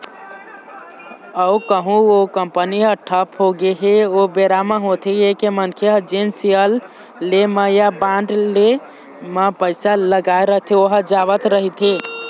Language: Chhattisgarhi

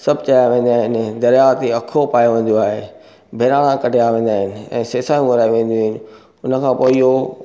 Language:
Sindhi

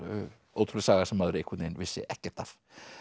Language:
Icelandic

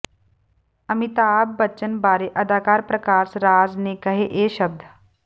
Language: Punjabi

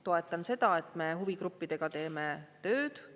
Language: Estonian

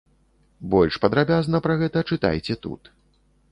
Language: Belarusian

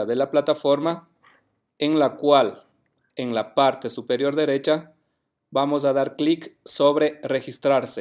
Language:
Spanish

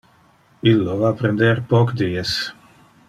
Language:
Interlingua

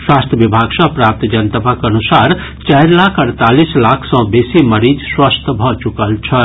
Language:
Maithili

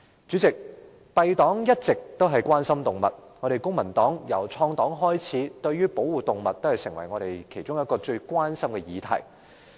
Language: Cantonese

